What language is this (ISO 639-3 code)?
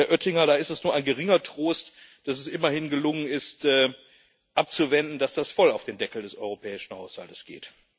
deu